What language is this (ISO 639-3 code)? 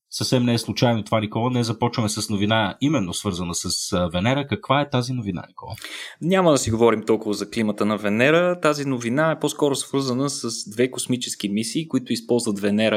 bul